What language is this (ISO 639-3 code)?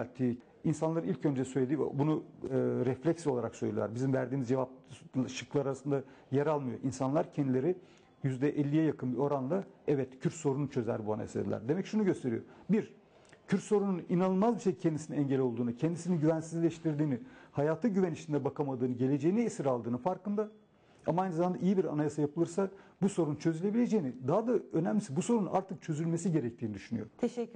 tur